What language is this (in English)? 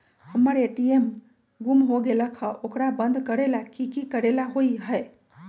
Magahi